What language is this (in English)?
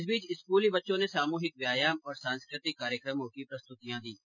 Hindi